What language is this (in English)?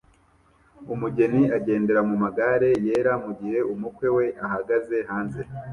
Kinyarwanda